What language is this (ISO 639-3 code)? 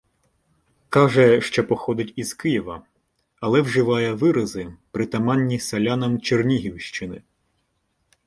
ukr